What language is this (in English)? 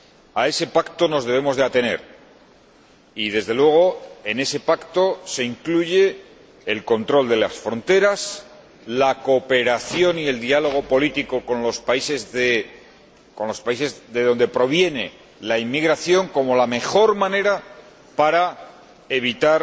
Spanish